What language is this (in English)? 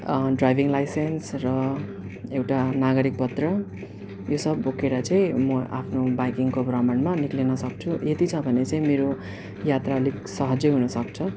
Nepali